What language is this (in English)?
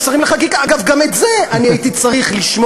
Hebrew